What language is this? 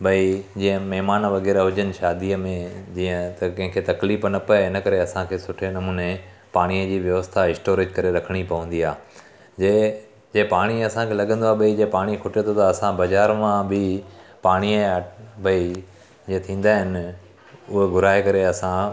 Sindhi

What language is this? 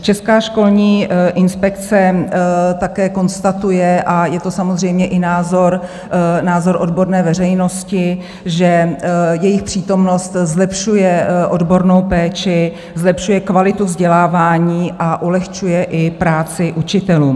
Czech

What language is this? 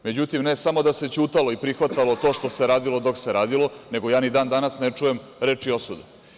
Serbian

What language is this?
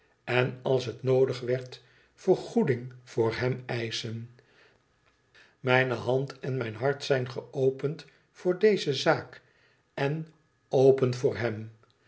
Dutch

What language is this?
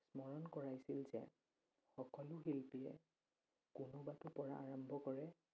Assamese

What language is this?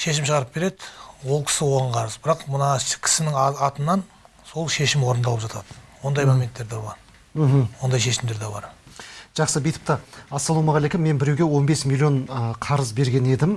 Turkish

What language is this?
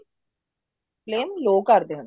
Punjabi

